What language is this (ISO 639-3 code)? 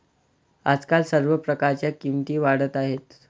mar